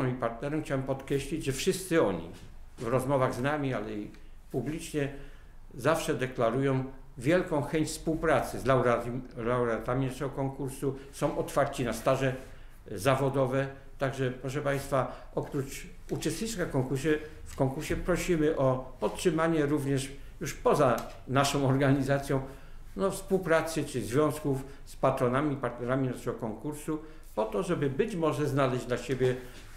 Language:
Polish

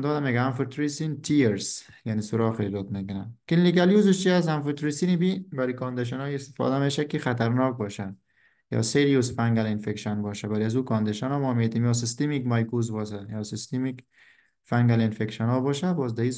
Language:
Persian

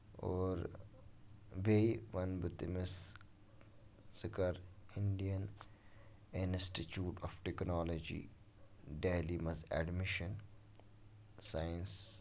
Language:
Kashmiri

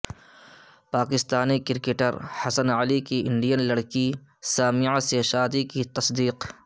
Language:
Urdu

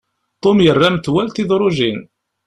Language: Kabyle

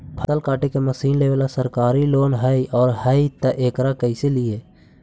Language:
Magahi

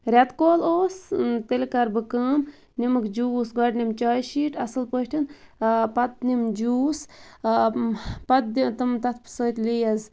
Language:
Kashmiri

